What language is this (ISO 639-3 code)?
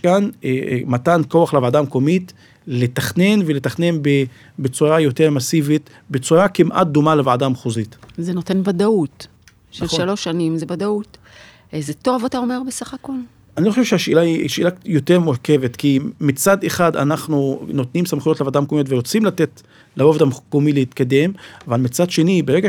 heb